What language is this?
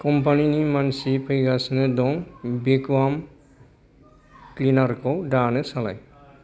Bodo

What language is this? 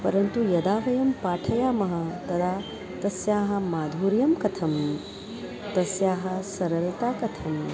Sanskrit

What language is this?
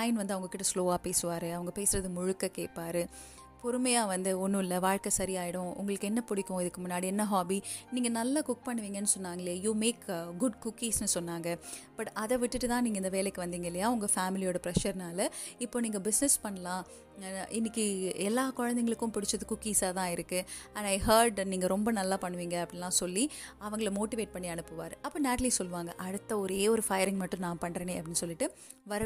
Tamil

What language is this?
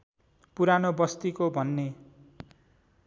Nepali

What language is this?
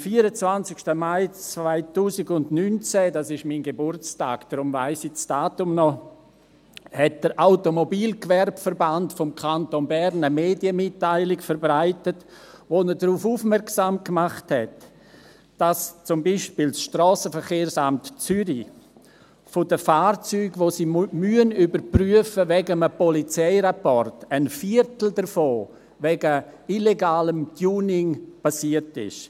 Swiss German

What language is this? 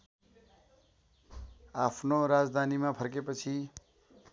Nepali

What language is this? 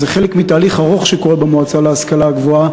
Hebrew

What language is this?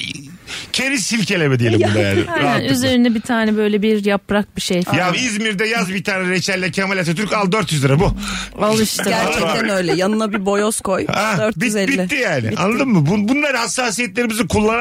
Turkish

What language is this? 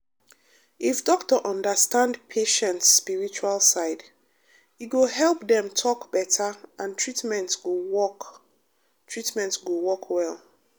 Nigerian Pidgin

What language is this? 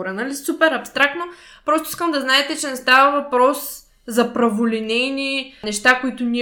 Bulgarian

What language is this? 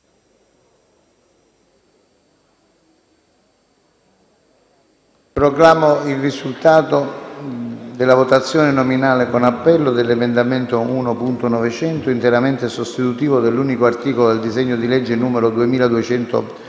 Italian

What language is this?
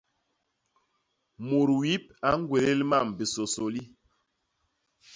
Basaa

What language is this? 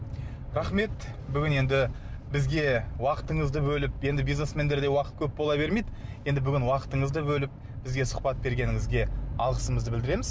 Kazakh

